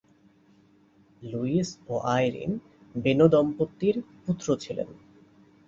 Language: Bangla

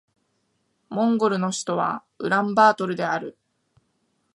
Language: Japanese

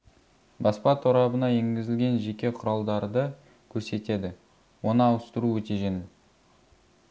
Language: Kazakh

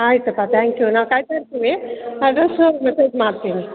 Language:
Kannada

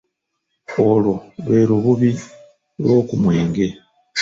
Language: Ganda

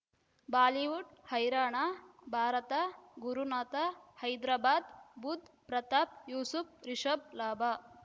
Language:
Kannada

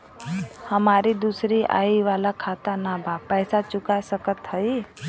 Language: Bhojpuri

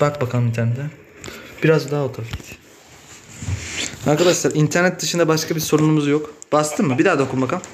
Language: Turkish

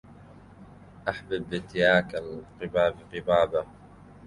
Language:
Arabic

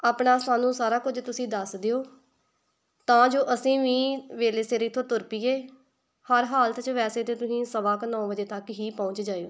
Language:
Punjabi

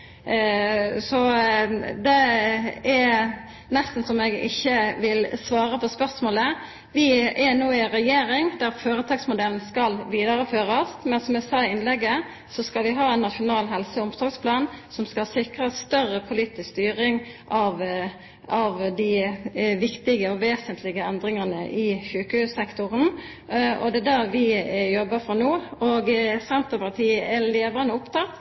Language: Norwegian Nynorsk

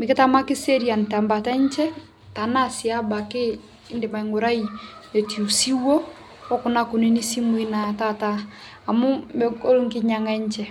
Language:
Masai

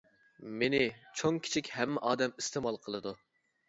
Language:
Uyghur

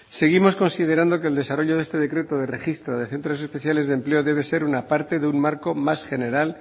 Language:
Spanish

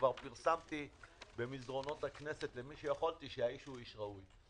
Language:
Hebrew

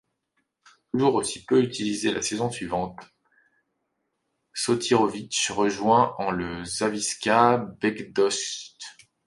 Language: French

